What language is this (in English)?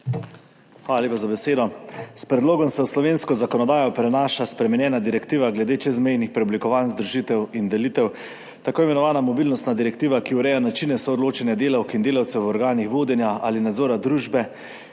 Slovenian